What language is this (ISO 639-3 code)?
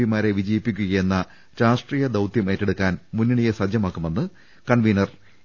mal